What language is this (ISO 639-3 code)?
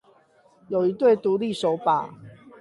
zho